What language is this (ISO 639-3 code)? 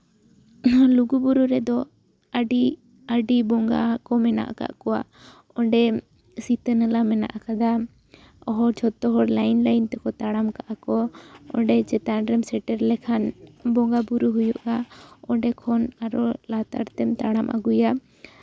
sat